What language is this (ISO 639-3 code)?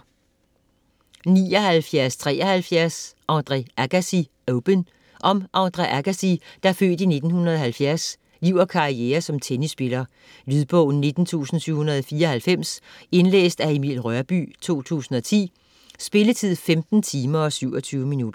dan